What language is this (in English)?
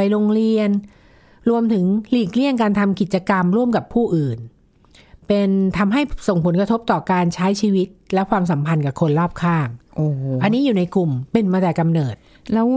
Thai